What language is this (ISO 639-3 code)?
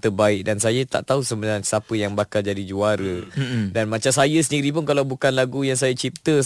msa